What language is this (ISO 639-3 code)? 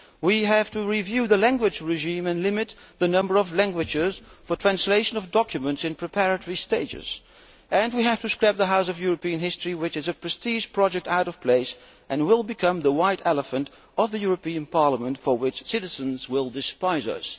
eng